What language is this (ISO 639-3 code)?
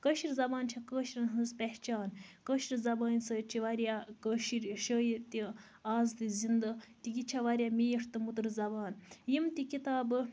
kas